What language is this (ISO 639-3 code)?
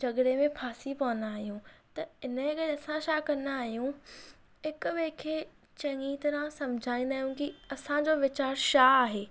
snd